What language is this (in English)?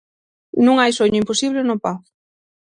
Galician